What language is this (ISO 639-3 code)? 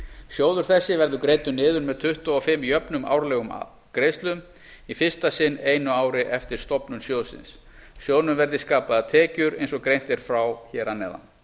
isl